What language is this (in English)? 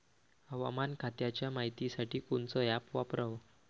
Marathi